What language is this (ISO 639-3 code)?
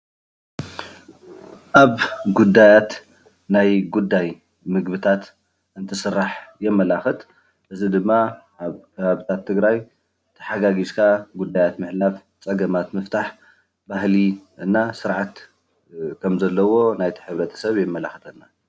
tir